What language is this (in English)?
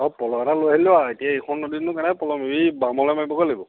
Assamese